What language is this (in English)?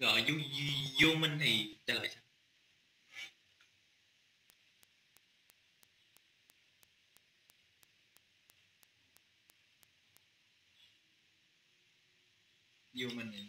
Vietnamese